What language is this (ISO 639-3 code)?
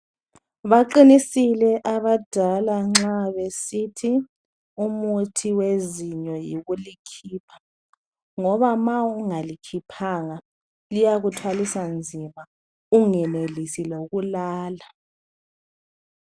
nde